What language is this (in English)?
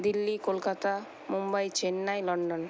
Bangla